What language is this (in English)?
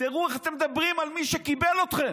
Hebrew